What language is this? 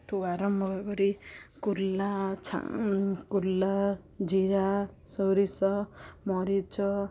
Odia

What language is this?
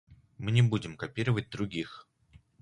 Russian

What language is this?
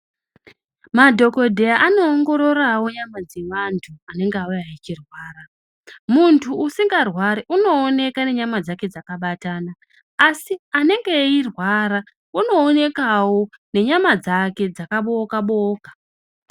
Ndau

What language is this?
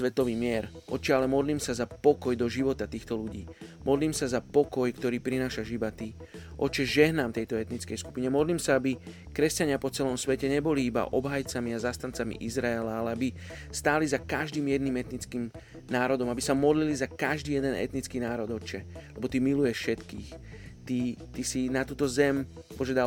Slovak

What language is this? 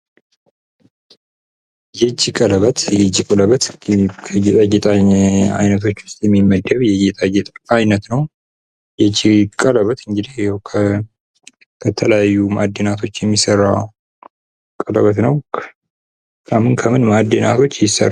Amharic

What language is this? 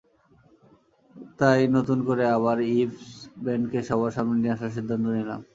Bangla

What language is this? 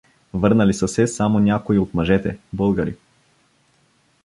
Bulgarian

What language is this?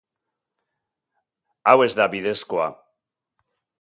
Basque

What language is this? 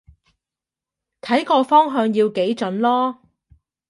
Cantonese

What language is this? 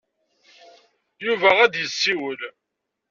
Kabyle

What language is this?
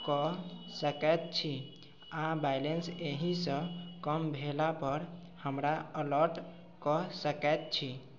Maithili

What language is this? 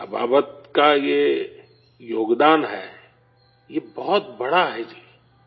Urdu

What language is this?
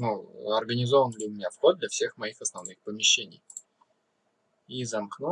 Russian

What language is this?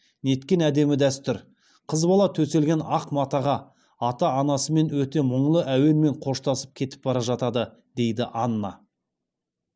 Kazakh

